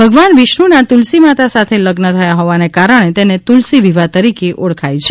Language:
Gujarati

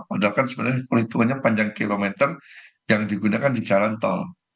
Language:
Indonesian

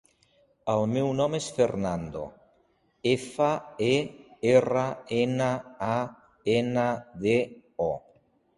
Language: Catalan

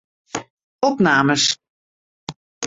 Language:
Western Frisian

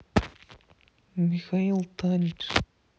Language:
Russian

